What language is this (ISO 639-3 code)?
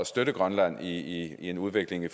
dan